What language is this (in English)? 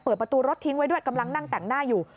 Thai